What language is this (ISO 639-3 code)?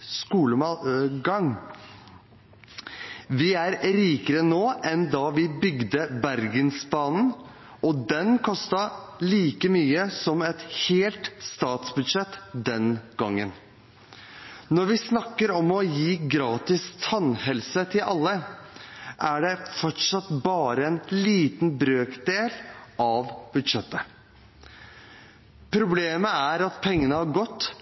nob